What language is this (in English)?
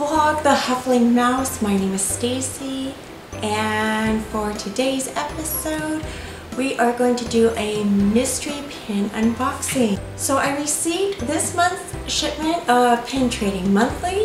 English